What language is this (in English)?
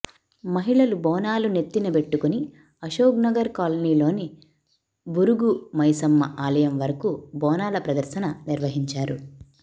Telugu